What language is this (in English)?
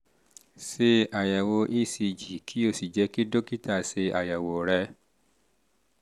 Yoruba